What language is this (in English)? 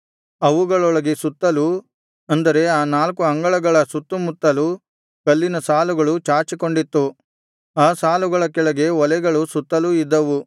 Kannada